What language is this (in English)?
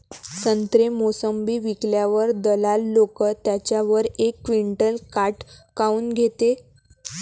Marathi